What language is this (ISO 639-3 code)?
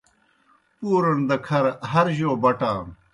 plk